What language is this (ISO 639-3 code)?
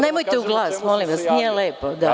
srp